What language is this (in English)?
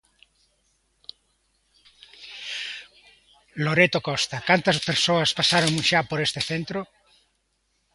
Galician